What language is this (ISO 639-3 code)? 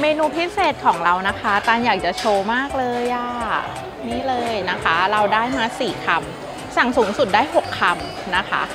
tha